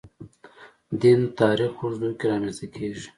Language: Pashto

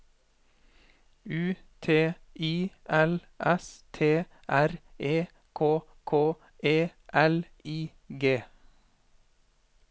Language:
Norwegian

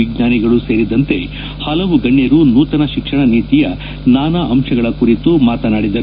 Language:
Kannada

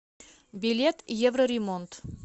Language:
Russian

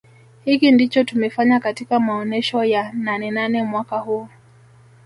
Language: Swahili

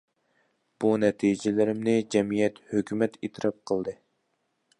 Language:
Uyghur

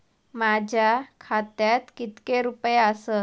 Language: Marathi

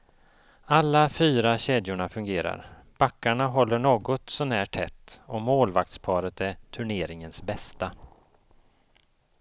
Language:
Swedish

